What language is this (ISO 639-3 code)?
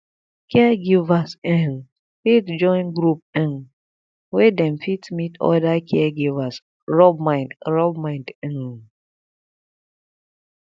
pcm